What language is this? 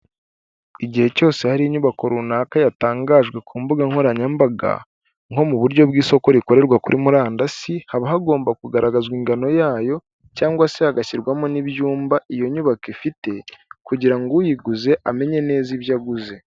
Kinyarwanda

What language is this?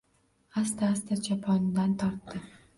Uzbek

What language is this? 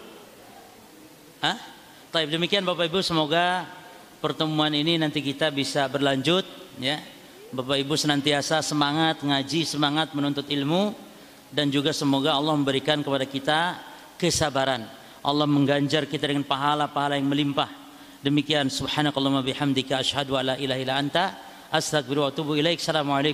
Indonesian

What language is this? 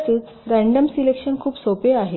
Marathi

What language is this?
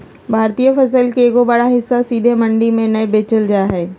Magahi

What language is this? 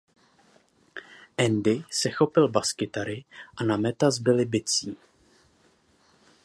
Czech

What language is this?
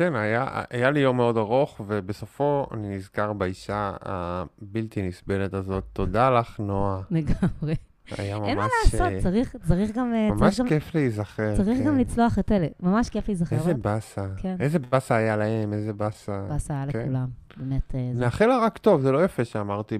Hebrew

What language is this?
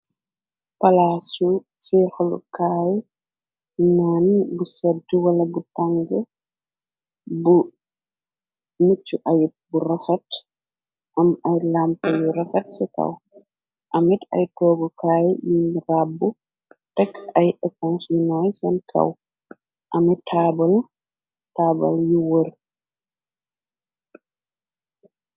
Wolof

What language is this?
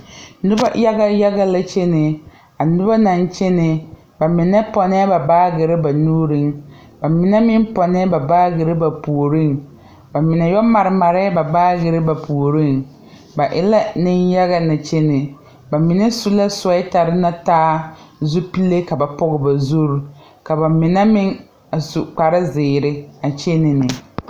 Southern Dagaare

